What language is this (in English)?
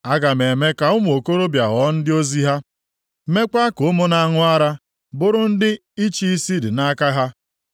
Igbo